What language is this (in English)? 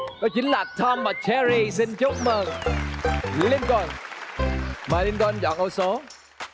Vietnamese